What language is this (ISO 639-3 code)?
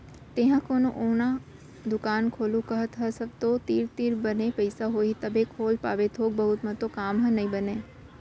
hne